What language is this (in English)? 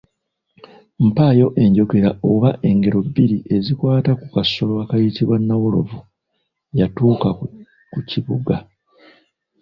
Ganda